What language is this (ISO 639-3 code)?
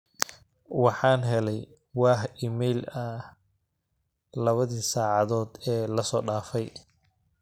som